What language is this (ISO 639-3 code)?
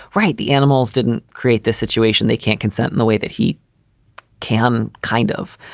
eng